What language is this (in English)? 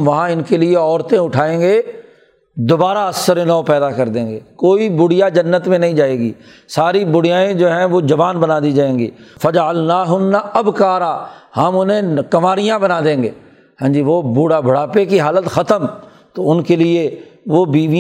Urdu